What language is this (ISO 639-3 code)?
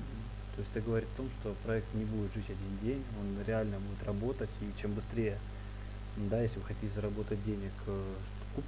rus